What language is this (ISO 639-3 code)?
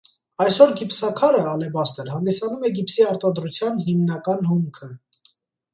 hye